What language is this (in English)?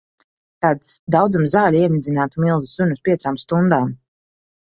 Latvian